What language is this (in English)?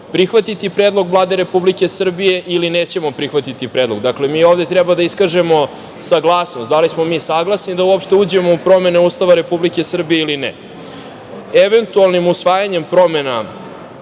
Serbian